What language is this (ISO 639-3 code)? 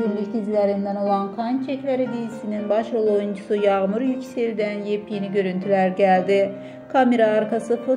tur